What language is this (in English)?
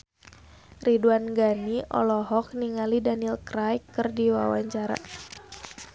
Sundanese